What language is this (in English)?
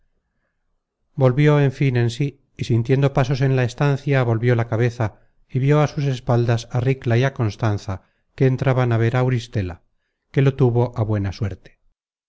Spanish